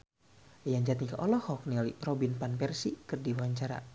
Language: Sundanese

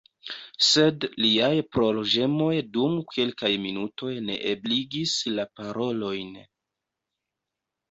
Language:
Esperanto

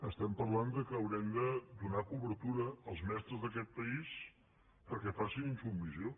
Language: Catalan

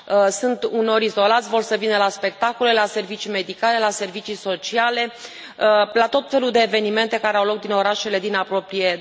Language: Romanian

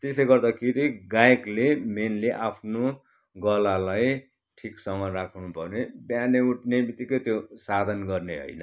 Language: Nepali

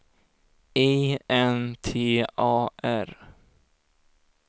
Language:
Swedish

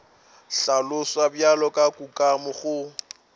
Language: Northern Sotho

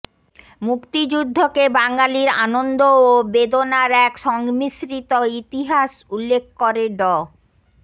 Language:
Bangla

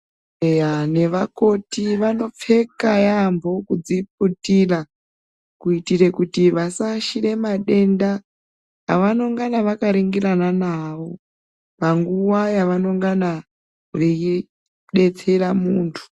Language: Ndau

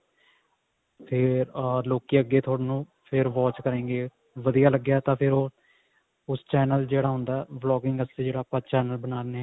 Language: Punjabi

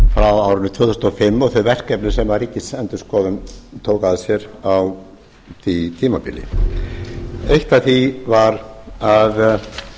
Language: Icelandic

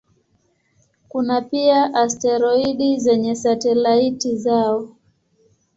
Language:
Swahili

